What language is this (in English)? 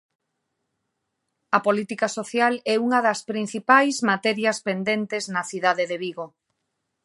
Galician